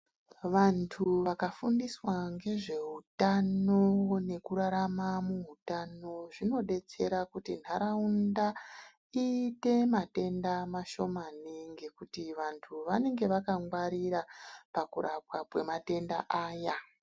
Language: Ndau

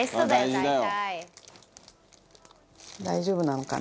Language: Japanese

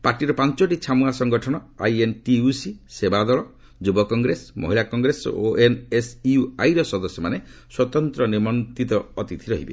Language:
Odia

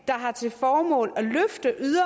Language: Danish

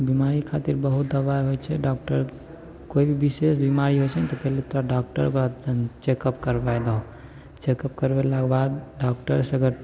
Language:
Maithili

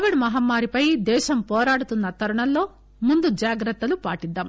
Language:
Telugu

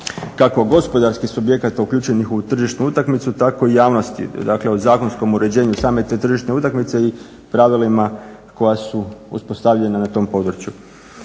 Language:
Croatian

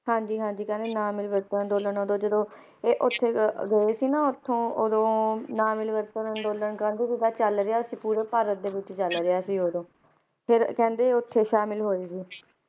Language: Punjabi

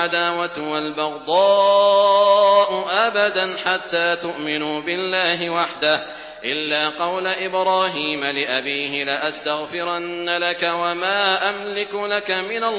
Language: Arabic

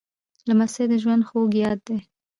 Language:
Pashto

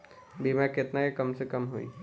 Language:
Bhojpuri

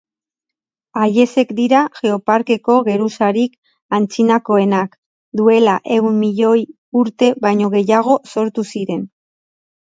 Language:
Basque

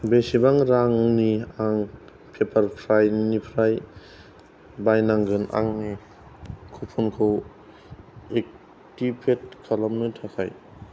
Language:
Bodo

